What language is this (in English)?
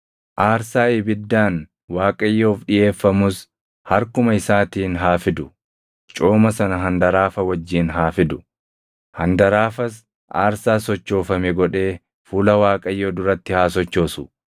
Oromo